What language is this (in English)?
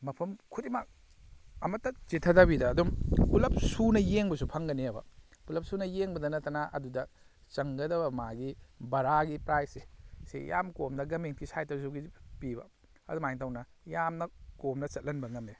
Manipuri